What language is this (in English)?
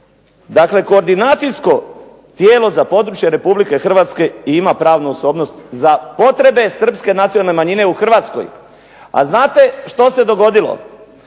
Croatian